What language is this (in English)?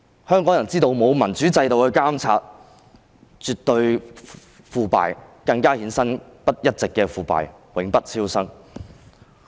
Cantonese